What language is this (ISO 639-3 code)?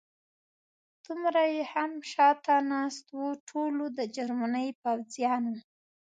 pus